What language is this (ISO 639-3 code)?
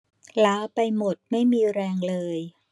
tha